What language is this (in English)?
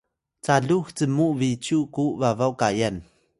Atayal